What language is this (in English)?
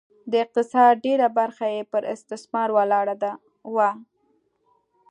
Pashto